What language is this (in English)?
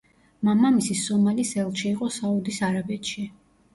Georgian